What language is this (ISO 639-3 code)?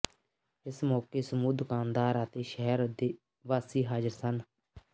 pan